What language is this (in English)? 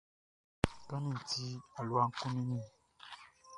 Baoulé